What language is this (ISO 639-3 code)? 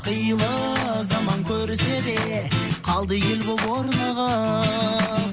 kaz